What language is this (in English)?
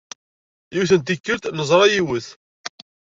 Kabyle